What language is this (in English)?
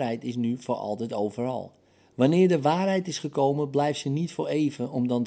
Dutch